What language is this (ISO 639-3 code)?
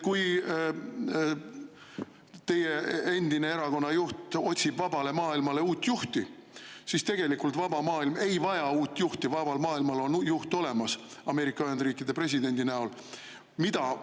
est